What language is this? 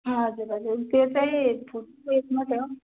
Nepali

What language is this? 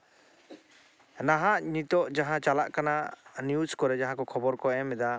Santali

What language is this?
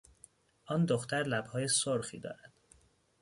Persian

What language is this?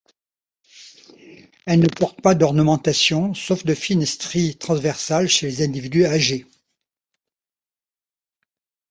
French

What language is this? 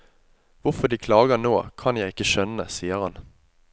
Norwegian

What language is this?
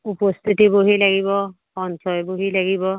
Assamese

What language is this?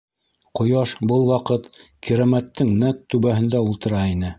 Bashkir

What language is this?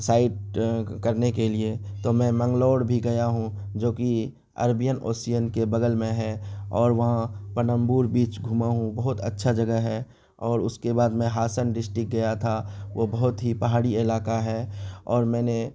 Urdu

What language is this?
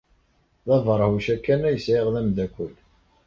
Kabyle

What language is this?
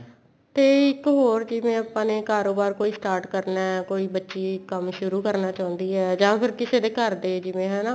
Punjabi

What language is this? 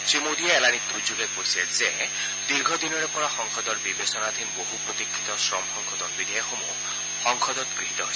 Assamese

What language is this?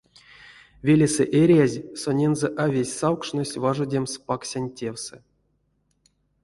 Erzya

